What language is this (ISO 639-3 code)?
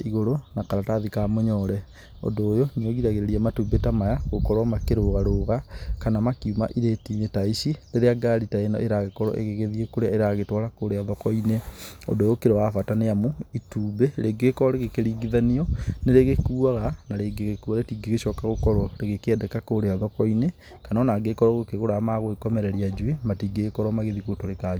kik